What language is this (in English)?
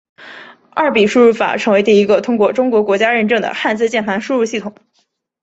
Chinese